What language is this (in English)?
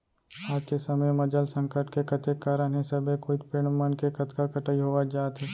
Chhattisgarhi